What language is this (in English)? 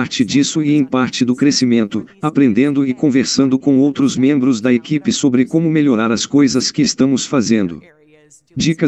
Portuguese